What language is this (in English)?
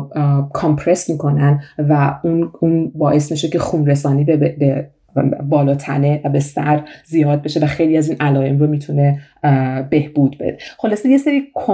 Persian